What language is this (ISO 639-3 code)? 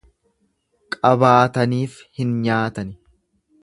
orm